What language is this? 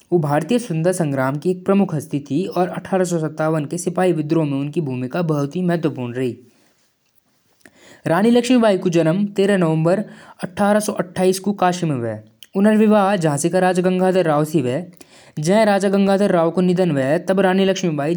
Jaunsari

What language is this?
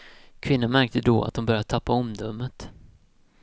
Swedish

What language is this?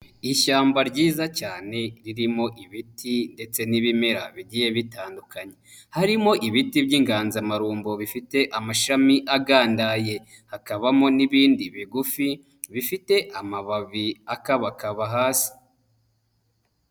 Kinyarwanda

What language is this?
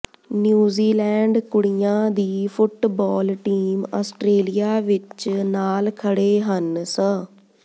Punjabi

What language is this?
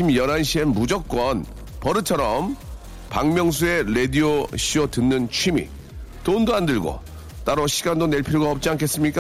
Korean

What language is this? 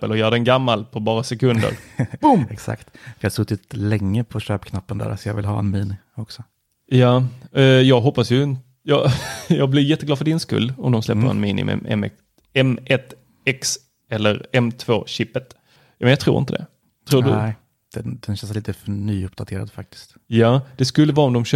Swedish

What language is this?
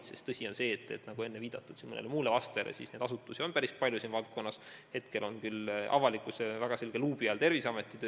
Estonian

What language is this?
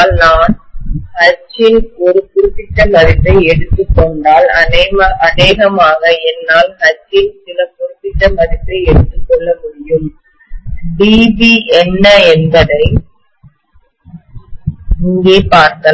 Tamil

